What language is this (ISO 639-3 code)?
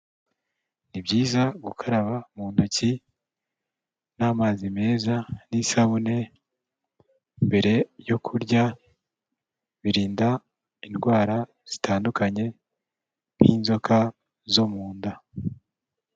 kin